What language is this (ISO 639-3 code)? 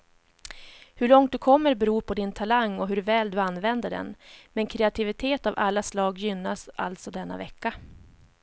swe